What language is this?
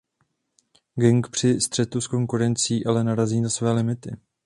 Czech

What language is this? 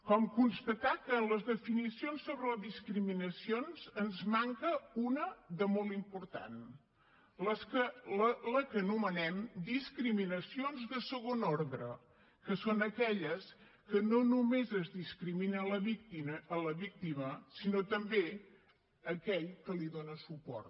Catalan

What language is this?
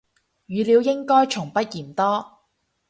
Cantonese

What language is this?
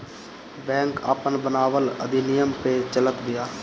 Bhojpuri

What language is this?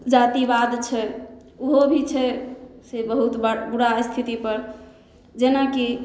Maithili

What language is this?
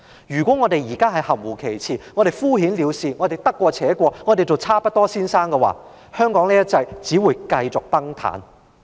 Cantonese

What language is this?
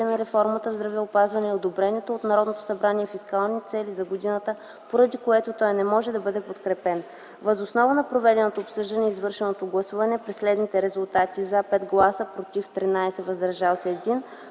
Bulgarian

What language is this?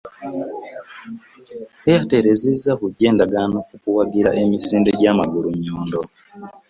Ganda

